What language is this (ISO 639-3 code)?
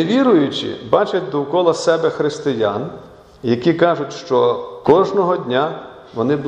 ukr